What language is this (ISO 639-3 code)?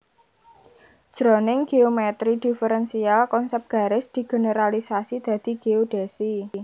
jav